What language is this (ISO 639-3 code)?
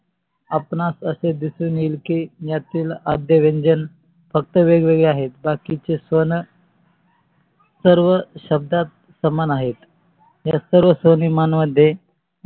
mar